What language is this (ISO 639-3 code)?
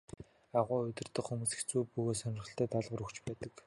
mon